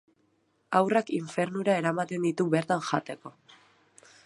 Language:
Basque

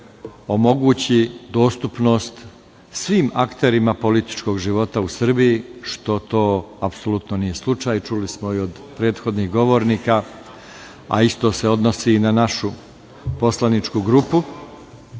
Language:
Serbian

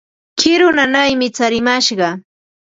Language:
Ambo-Pasco Quechua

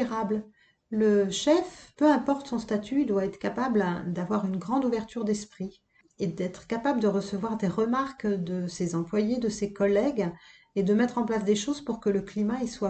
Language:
French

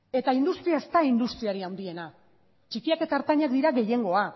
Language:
Basque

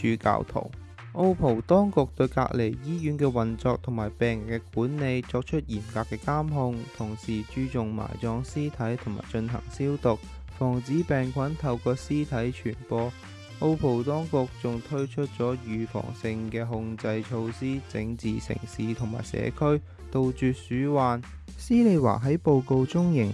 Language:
Chinese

